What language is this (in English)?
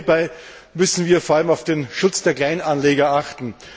German